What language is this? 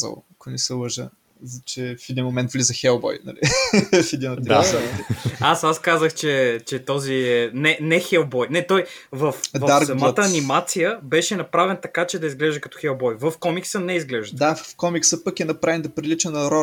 Bulgarian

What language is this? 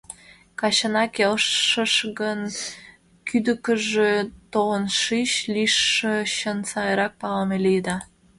Mari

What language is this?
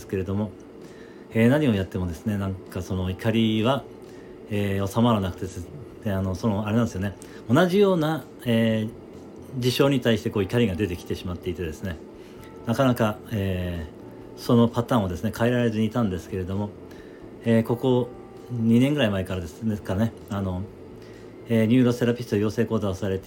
Japanese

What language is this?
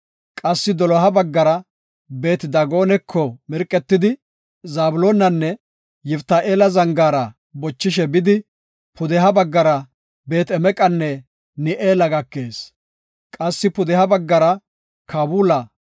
Gofa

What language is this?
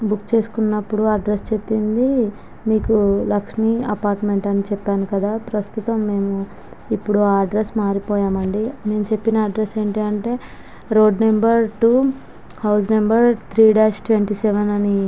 Telugu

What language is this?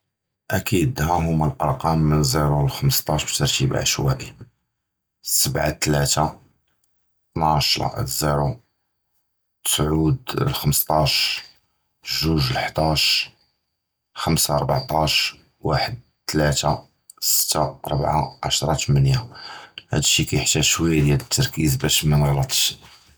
Judeo-Arabic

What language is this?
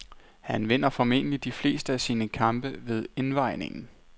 Danish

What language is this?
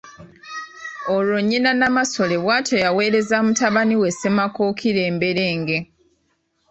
Ganda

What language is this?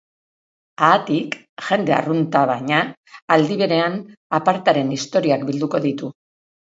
Basque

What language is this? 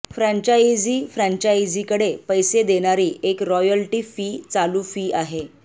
Marathi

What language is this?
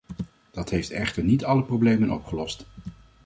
Dutch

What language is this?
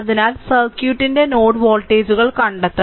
Malayalam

